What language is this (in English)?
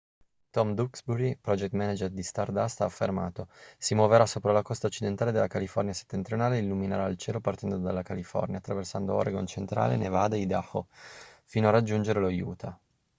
Italian